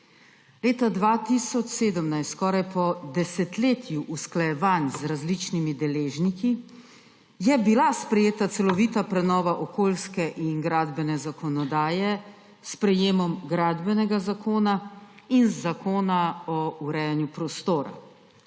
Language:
Slovenian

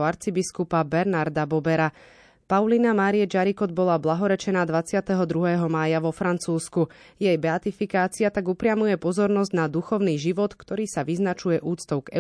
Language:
Slovak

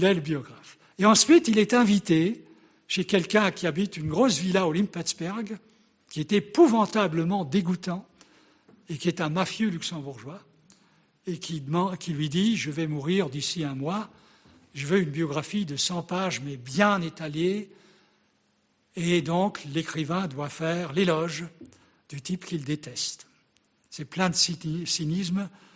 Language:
French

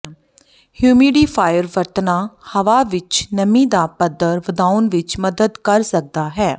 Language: Punjabi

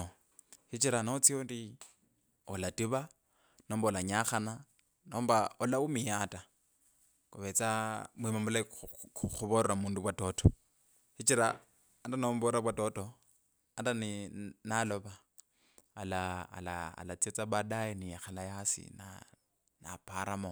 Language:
Kabras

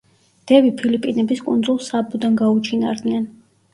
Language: Georgian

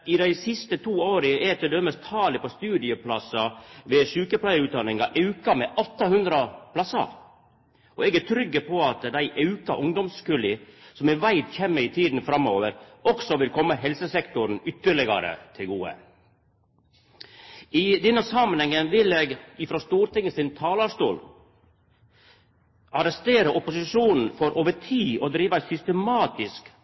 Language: Norwegian Nynorsk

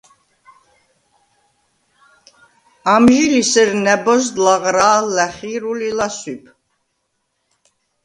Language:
Svan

